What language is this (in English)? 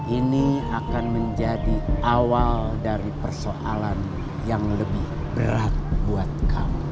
Indonesian